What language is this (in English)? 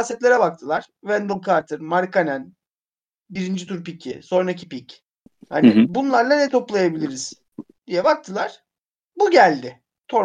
Turkish